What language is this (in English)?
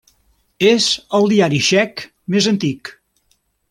Catalan